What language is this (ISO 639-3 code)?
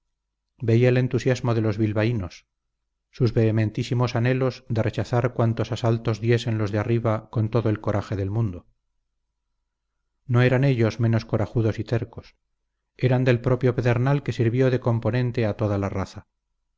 spa